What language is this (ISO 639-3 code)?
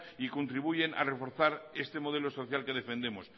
spa